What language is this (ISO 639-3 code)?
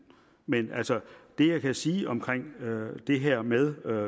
dan